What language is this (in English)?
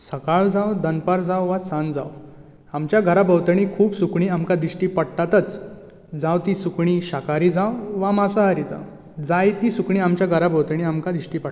Konkani